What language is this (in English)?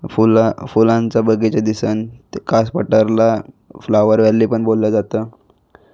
Marathi